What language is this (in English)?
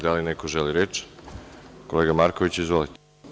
Serbian